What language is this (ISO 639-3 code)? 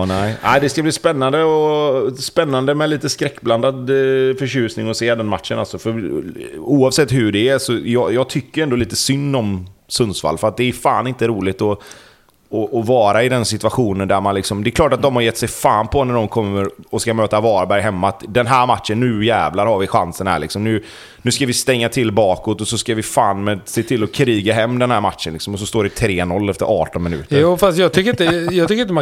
swe